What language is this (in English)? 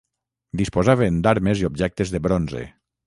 Catalan